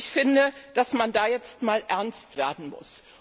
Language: German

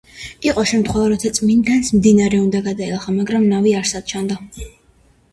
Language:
Georgian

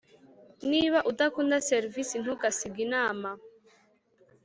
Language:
Kinyarwanda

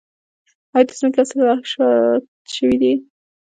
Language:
Pashto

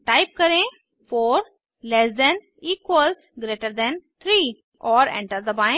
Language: Hindi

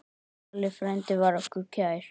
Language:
Icelandic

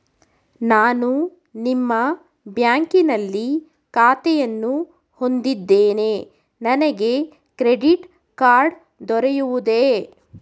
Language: Kannada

